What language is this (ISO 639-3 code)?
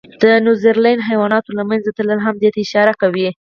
pus